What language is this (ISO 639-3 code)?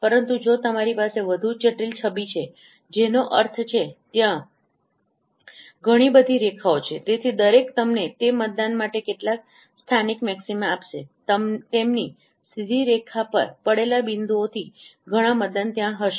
guj